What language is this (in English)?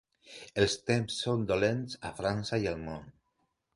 Catalan